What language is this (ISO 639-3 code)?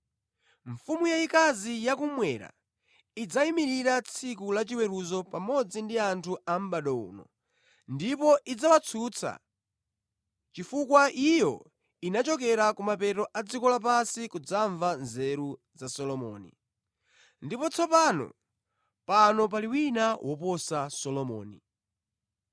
nya